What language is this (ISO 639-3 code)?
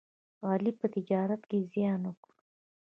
pus